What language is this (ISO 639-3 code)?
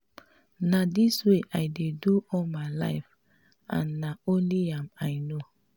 pcm